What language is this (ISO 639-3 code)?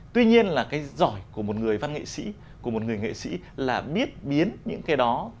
vie